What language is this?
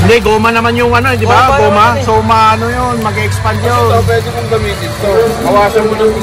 Filipino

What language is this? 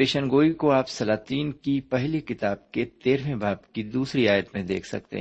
Urdu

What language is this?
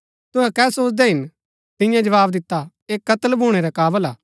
Gaddi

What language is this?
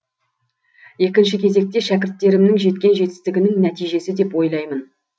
Kazakh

